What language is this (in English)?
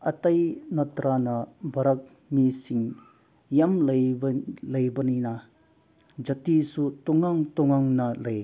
Manipuri